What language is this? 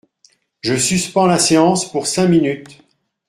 French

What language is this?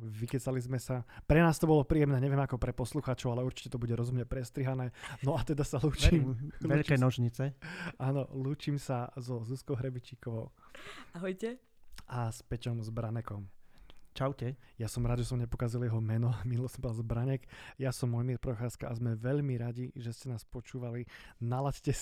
Slovak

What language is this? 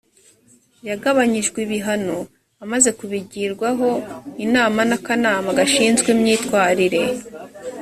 Kinyarwanda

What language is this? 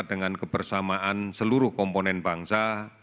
Indonesian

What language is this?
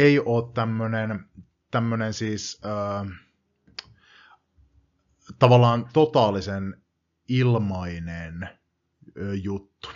Finnish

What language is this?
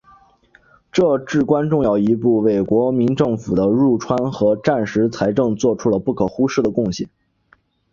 Chinese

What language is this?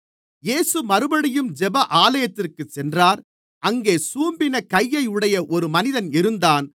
Tamil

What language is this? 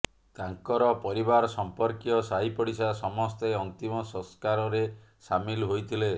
Odia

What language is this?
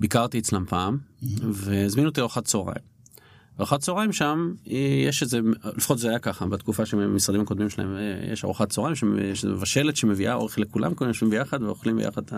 Hebrew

